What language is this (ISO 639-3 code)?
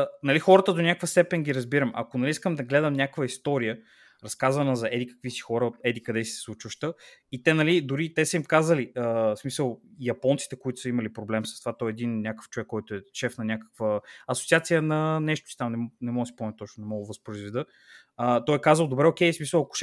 bul